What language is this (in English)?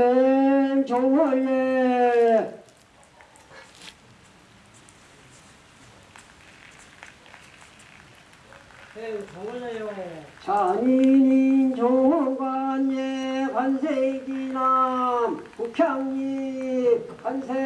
Korean